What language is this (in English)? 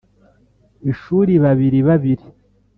Kinyarwanda